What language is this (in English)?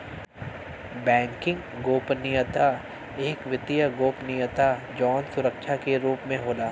Bhojpuri